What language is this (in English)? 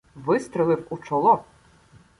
Ukrainian